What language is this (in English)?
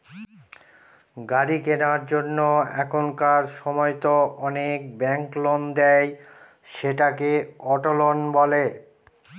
Bangla